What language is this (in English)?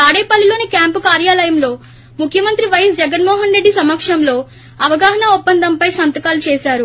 Telugu